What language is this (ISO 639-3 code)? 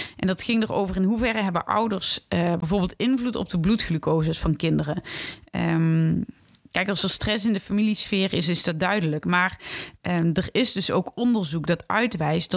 nld